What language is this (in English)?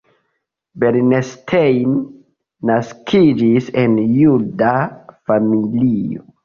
Esperanto